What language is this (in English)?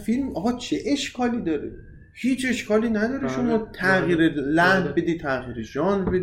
Persian